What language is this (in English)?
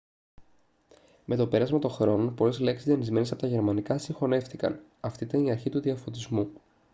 Greek